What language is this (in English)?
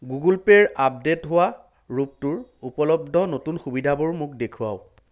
Assamese